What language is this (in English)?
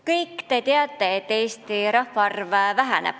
Estonian